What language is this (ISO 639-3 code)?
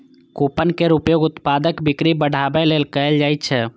mai